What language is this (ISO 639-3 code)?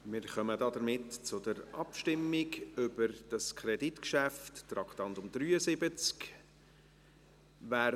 gsw